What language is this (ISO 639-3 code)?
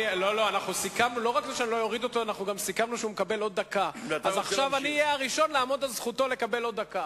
heb